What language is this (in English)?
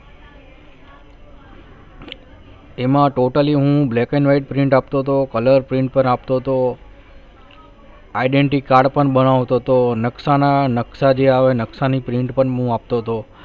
Gujarati